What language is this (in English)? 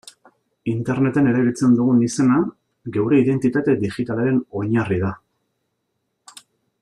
Basque